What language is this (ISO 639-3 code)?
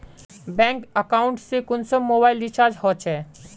mag